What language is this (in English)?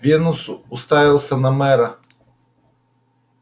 Russian